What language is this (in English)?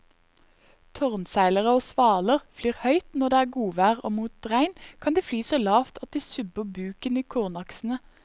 Norwegian